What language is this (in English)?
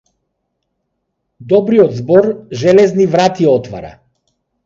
Macedonian